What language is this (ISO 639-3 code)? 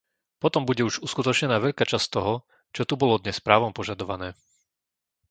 slk